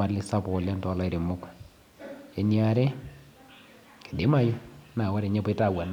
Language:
Masai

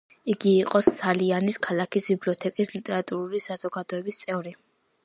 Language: Georgian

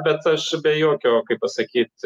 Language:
Lithuanian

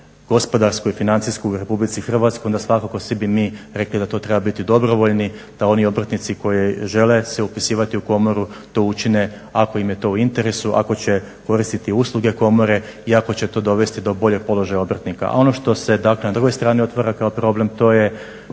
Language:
Croatian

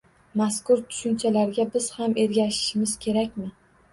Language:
Uzbek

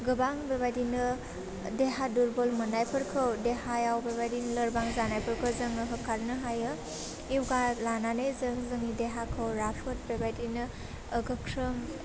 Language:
Bodo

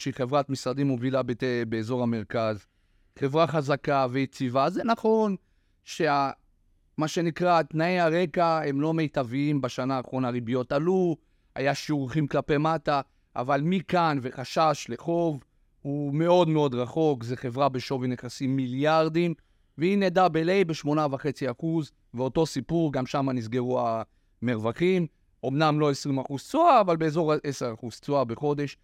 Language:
Hebrew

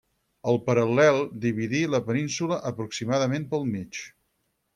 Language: Catalan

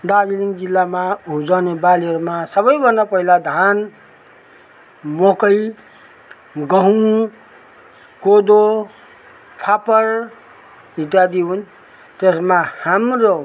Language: Nepali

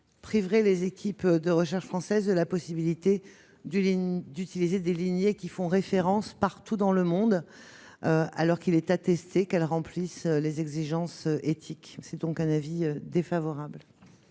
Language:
French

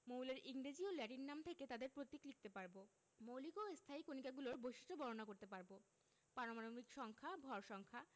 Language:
Bangla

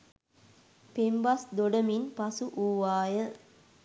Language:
Sinhala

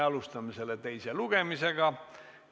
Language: Estonian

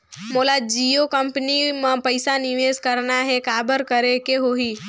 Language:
Chhattisgarhi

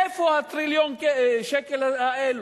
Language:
Hebrew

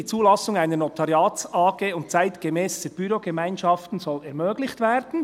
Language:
Swiss German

